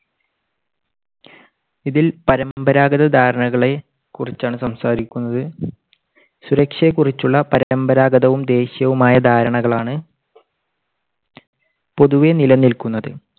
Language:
Malayalam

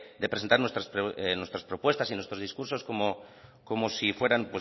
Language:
Spanish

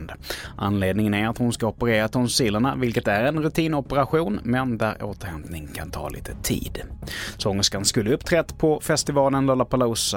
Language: Swedish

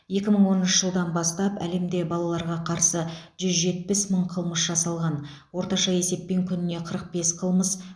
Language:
Kazakh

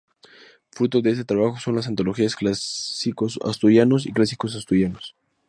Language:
Spanish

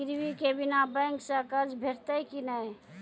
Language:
Maithili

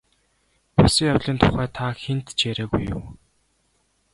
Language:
Mongolian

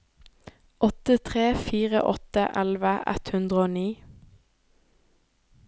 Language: Norwegian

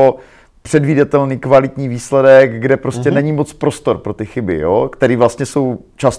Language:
Czech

